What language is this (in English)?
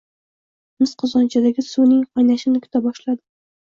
Uzbek